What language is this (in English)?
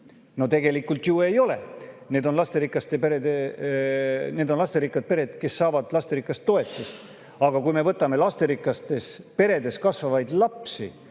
Estonian